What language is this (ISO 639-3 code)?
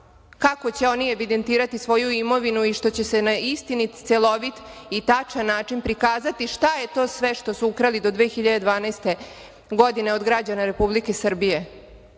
srp